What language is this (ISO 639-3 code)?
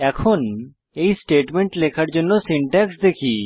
ben